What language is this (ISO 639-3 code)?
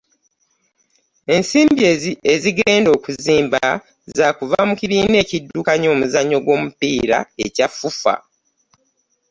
lug